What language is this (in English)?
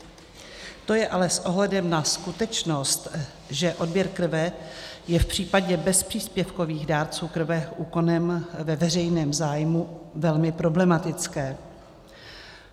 Czech